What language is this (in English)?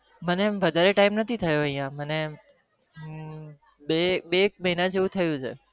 Gujarati